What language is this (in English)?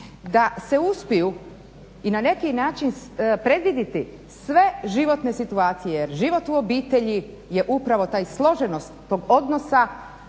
Croatian